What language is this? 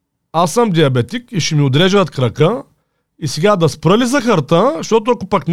Bulgarian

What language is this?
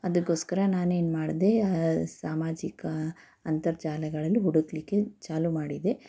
Kannada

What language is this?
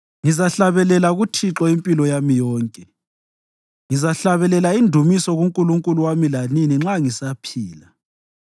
North Ndebele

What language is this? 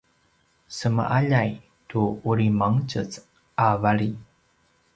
Paiwan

